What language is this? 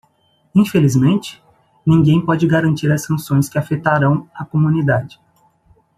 Portuguese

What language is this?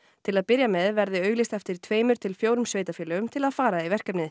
Icelandic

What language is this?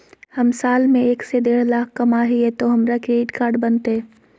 Magahi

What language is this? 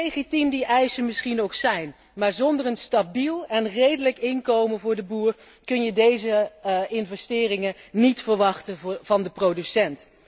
Dutch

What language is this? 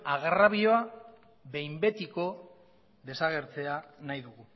Basque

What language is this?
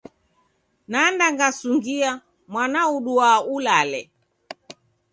Taita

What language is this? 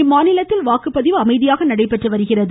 Tamil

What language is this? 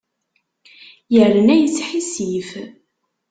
Kabyle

